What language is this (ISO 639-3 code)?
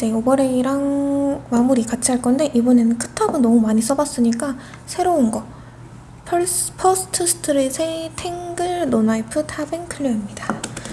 kor